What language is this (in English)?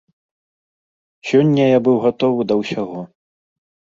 Belarusian